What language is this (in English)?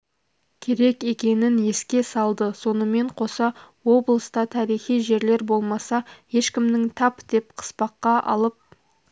Kazakh